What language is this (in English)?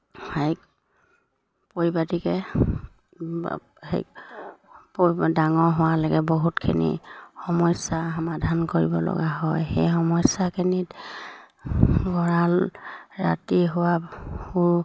Assamese